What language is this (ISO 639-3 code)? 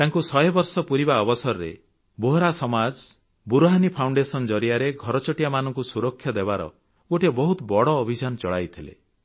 ori